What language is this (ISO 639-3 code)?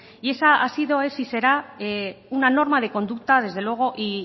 spa